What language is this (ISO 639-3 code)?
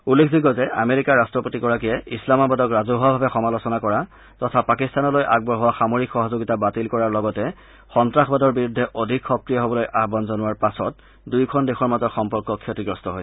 asm